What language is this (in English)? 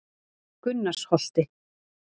Icelandic